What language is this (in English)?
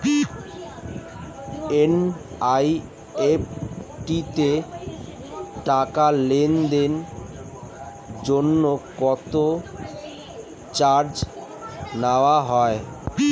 Bangla